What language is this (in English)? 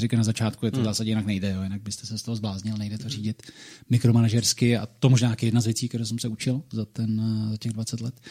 Czech